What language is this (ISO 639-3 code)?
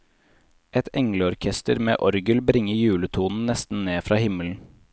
nor